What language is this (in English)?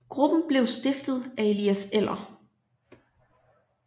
Danish